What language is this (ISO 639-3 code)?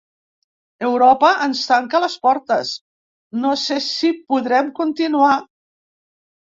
cat